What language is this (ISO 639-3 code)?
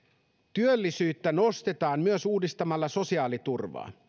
fin